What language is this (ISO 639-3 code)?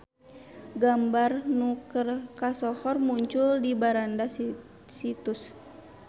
sun